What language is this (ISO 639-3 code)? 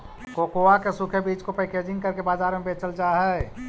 mag